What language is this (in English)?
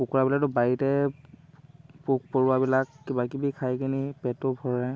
Assamese